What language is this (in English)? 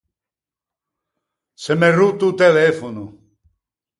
Ligurian